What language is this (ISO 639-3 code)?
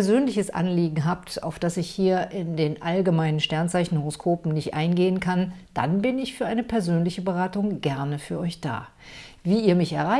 deu